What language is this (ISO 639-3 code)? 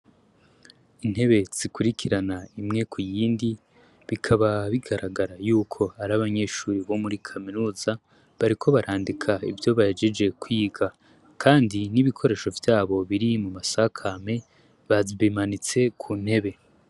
run